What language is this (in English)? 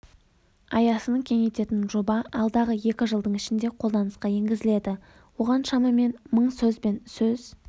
Kazakh